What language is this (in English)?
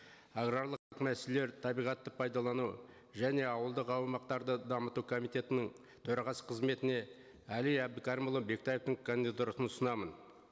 Kazakh